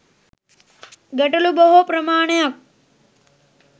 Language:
Sinhala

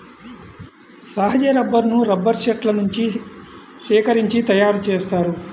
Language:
Telugu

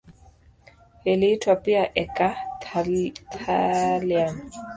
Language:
Swahili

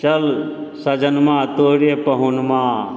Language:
Maithili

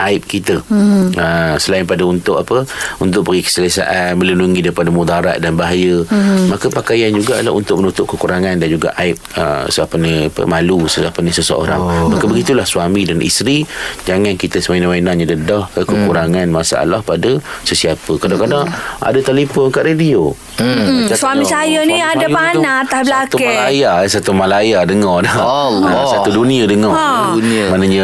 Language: Malay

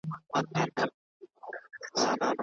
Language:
Pashto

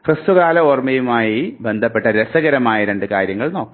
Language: Malayalam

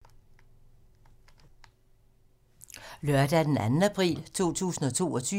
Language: Danish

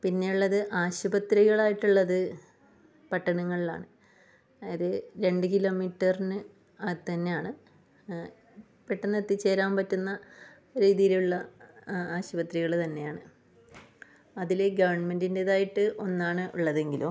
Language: Malayalam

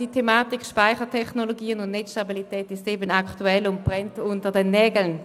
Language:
Swiss German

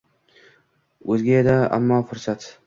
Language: Uzbek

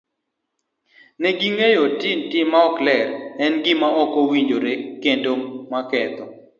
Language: Luo (Kenya and Tanzania)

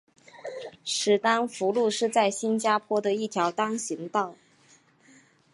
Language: Chinese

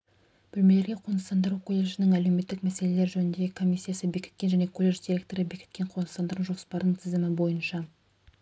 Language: Kazakh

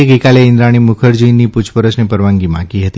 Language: Gujarati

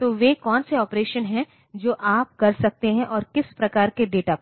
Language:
Hindi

